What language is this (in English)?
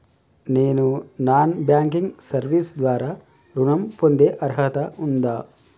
Telugu